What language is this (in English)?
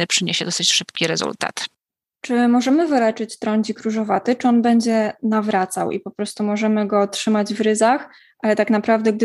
Polish